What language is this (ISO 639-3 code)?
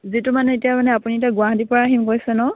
asm